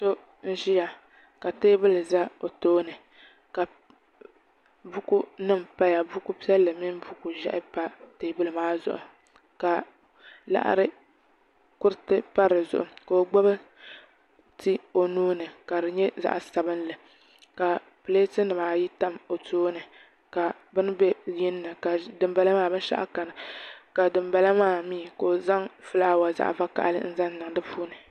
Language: Dagbani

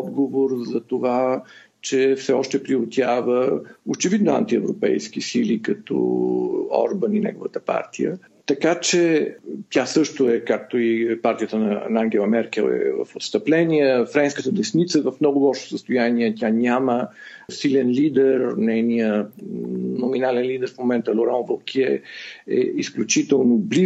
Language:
Bulgarian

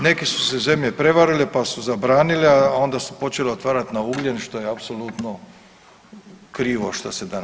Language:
Croatian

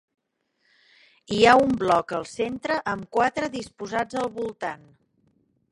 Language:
Catalan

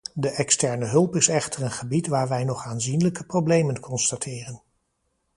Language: Dutch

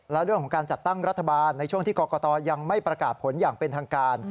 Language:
Thai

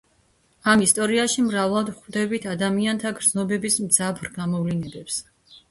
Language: Georgian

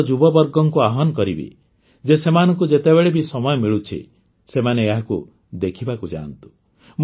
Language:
Odia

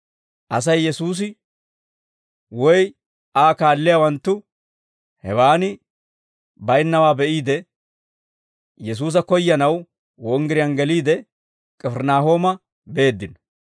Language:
Dawro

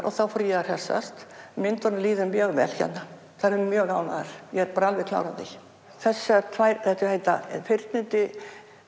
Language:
Icelandic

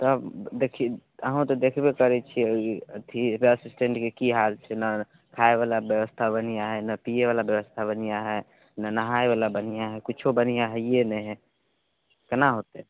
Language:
Maithili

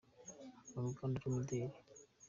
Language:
Kinyarwanda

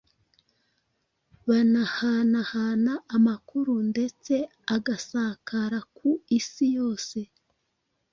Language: Kinyarwanda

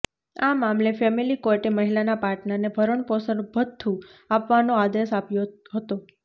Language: Gujarati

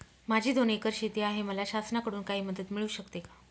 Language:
Marathi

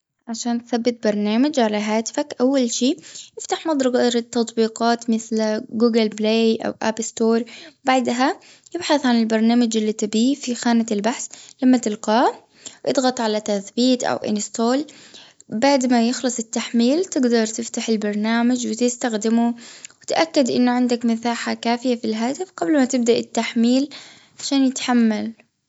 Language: Gulf Arabic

